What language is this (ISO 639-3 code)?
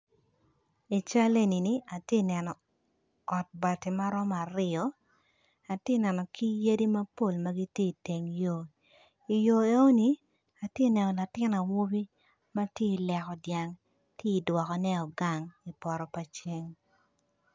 ach